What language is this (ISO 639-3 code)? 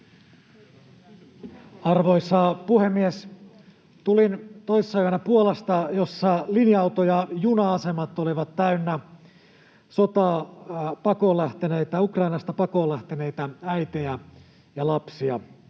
fin